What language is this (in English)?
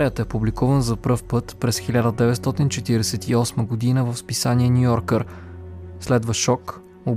Bulgarian